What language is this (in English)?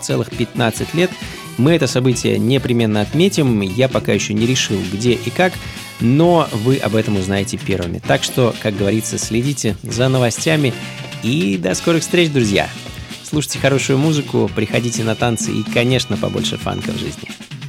Russian